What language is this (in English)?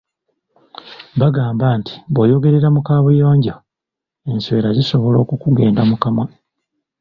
Ganda